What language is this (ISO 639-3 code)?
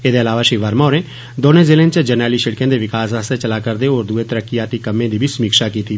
doi